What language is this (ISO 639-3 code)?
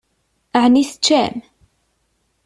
kab